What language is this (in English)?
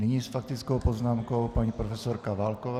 Czech